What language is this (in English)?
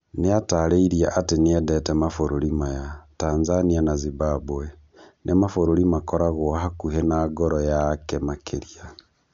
Kikuyu